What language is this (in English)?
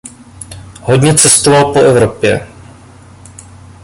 Czech